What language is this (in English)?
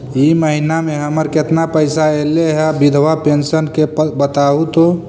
Magahi